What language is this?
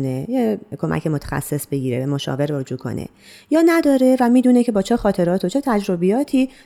Persian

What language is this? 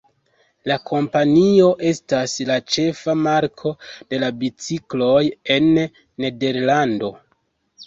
Esperanto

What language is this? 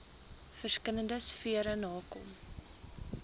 Afrikaans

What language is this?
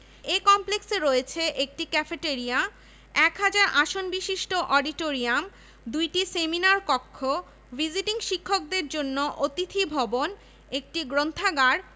Bangla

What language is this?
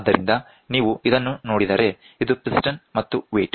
Kannada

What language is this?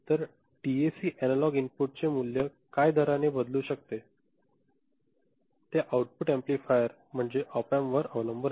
Marathi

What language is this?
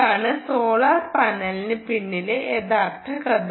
Malayalam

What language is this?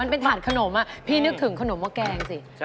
Thai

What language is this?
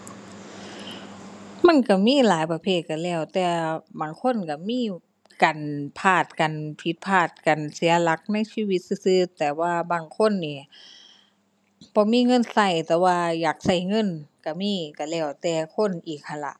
Thai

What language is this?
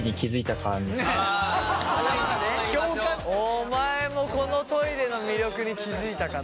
Japanese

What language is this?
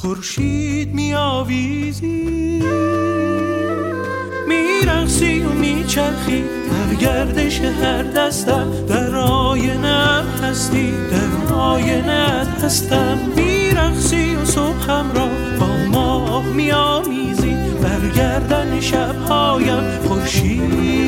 Persian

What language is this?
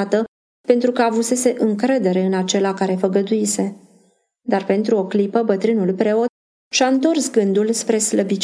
Romanian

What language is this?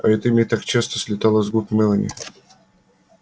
Russian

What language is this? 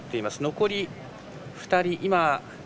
Japanese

